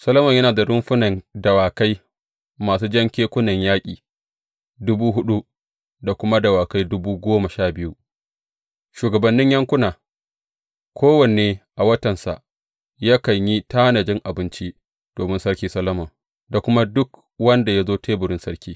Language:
Hausa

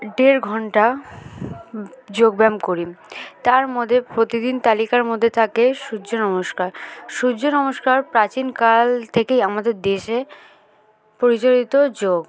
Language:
Bangla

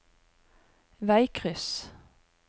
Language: Norwegian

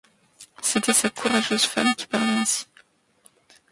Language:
French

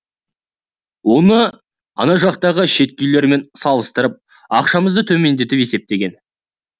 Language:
Kazakh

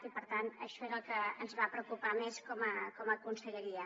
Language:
Catalan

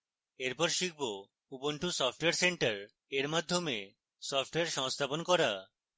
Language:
Bangla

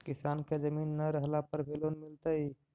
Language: Magahi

